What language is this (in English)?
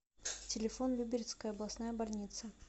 Russian